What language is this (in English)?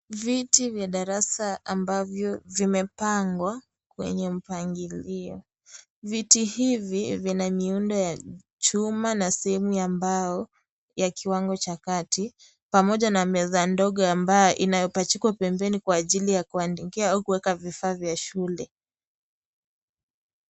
Swahili